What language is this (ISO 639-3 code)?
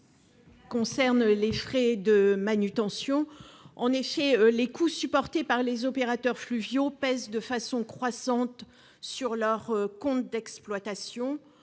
fra